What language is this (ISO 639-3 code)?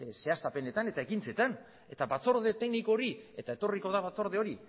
eus